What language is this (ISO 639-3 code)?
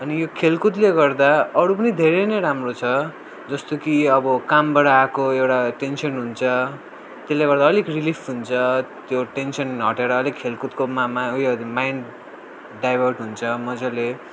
nep